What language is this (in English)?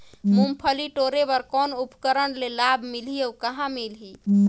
Chhattisgarhi